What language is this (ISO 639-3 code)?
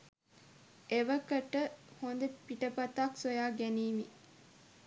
sin